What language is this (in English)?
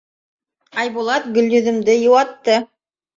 Bashkir